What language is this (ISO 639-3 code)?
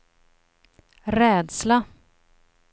swe